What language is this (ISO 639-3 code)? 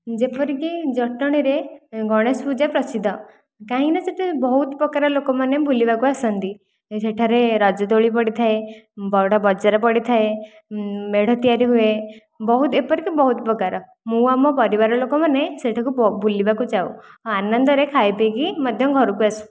ori